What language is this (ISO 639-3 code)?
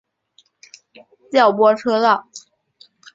zho